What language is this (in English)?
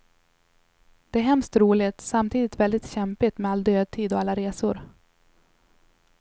Swedish